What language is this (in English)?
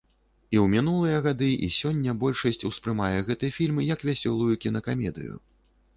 Belarusian